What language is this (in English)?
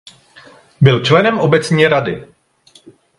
Czech